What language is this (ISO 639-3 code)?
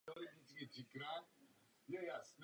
ces